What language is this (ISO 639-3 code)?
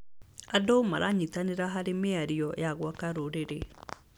kik